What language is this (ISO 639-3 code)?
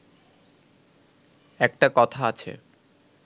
ben